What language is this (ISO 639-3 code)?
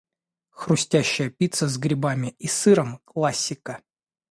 rus